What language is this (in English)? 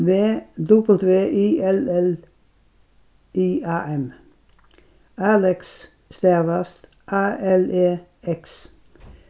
Faroese